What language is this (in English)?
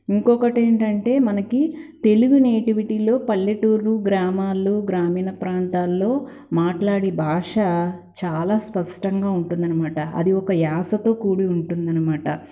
Telugu